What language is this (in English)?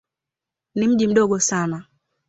Swahili